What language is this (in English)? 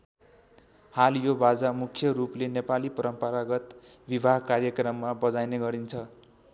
Nepali